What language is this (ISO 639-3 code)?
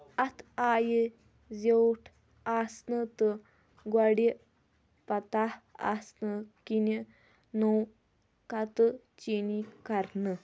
kas